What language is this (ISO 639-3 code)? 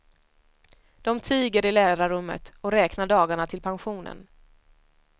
swe